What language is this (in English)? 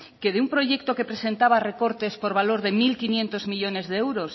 Spanish